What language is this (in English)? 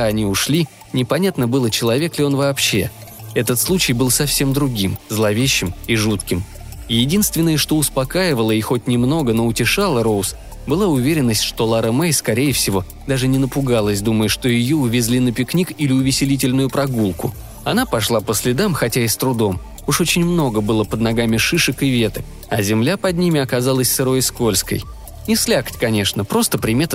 Russian